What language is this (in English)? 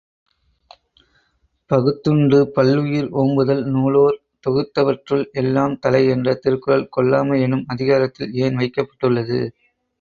Tamil